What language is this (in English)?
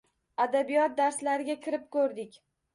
Uzbek